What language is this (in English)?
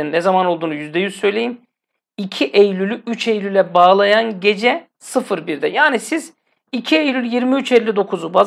Turkish